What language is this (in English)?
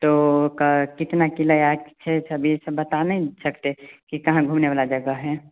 Hindi